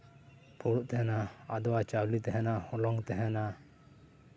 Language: Santali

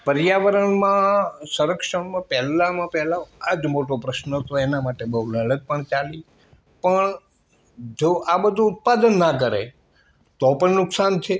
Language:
Gujarati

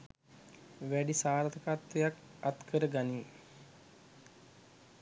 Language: Sinhala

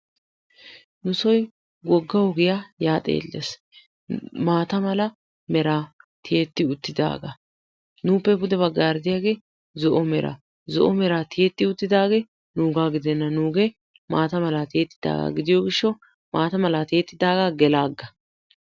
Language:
Wolaytta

